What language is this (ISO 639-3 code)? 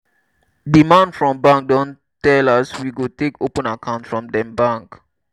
pcm